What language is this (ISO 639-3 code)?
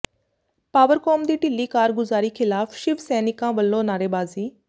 pan